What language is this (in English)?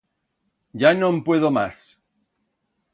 Aragonese